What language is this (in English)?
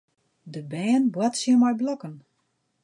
Western Frisian